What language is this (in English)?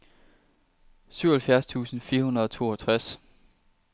Danish